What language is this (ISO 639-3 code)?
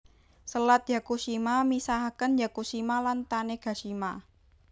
jav